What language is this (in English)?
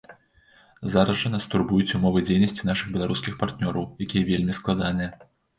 Belarusian